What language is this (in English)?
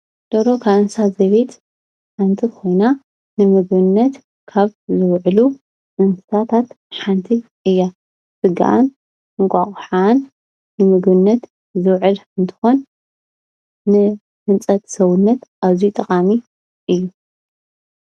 Tigrinya